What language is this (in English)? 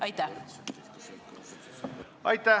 Estonian